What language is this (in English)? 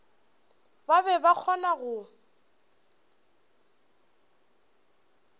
Northern Sotho